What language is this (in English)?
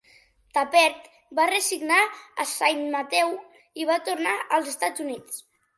Catalan